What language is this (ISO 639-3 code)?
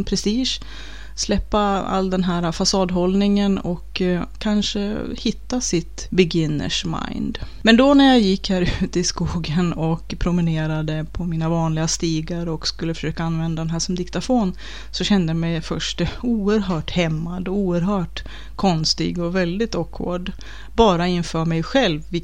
swe